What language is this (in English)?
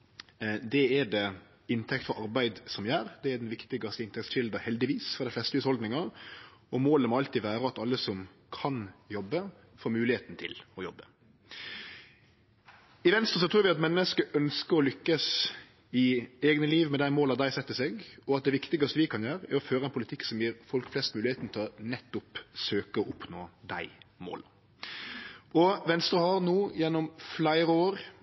Norwegian Nynorsk